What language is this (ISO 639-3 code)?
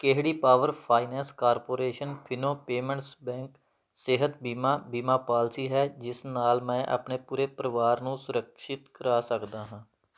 pan